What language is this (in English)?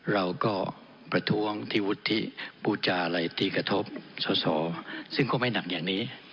Thai